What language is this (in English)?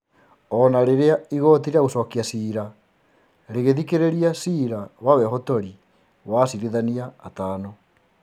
Kikuyu